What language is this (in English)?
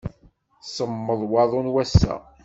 Kabyle